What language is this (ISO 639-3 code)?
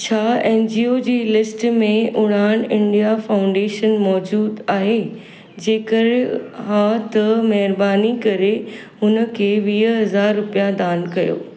snd